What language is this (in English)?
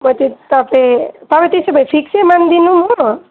Nepali